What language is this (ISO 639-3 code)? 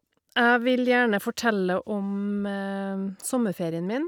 nor